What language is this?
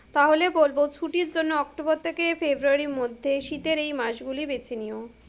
Bangla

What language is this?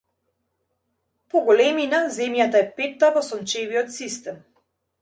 Macedonian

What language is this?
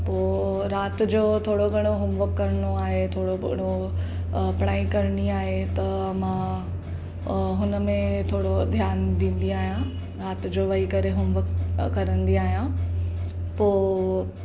Sindhi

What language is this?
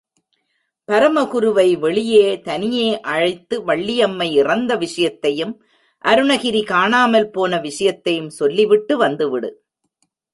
Tamil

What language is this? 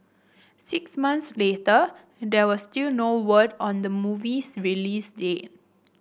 English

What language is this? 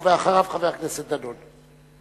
Hebrew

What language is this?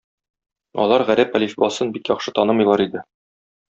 Tatar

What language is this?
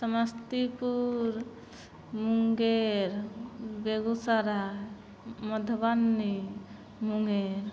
Maithili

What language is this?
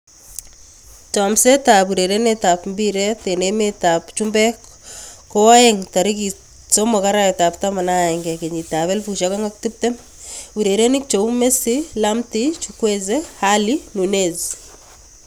Kalenjin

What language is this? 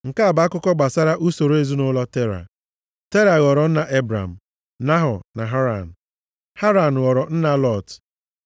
Igbo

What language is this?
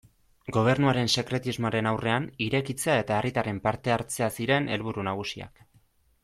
Basque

